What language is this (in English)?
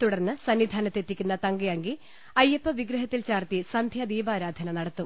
Malayalam